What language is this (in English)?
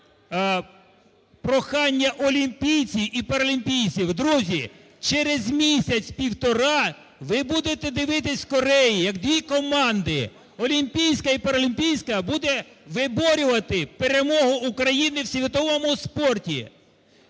Ukrainian